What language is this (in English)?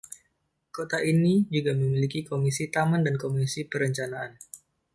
Indonesian